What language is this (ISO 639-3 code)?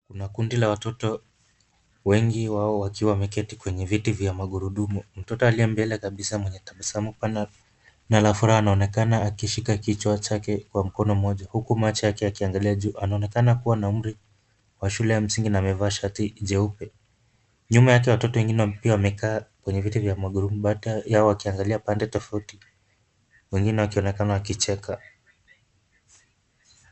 swa